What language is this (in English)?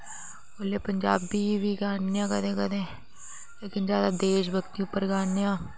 Dogri